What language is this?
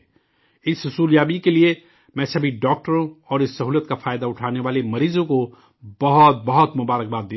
Urdu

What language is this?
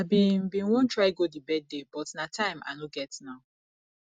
Nigerian Pidgin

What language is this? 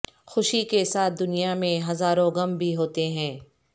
Urdu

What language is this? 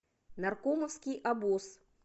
Russian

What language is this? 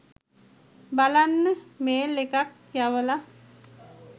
Sinhala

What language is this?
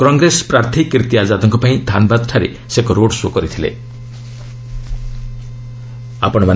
Odia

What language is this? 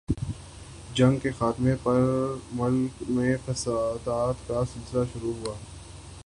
Urdu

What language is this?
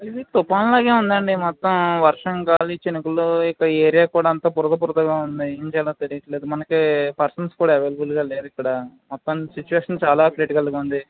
Telugu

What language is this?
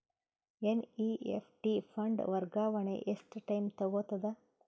Kannada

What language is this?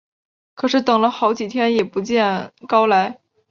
Chinese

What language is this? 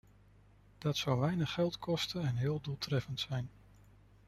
Dutch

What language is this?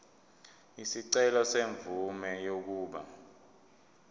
Zulu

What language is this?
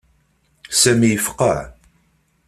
Kabyle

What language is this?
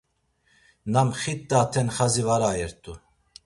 Laz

